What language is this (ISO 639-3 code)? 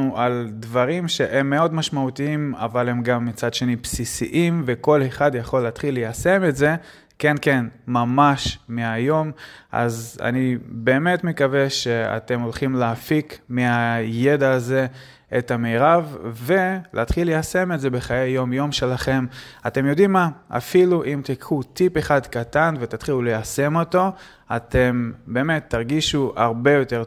heb